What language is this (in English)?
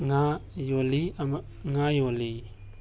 Manipuri